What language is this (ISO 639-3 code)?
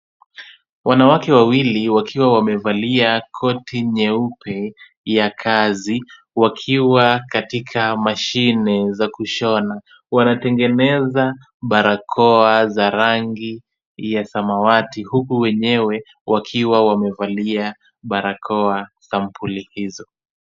swa